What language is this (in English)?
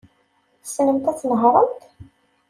Kabyle